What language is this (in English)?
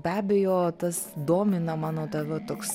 Lithuanian